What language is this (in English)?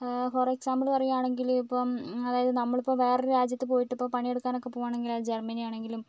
Malayalam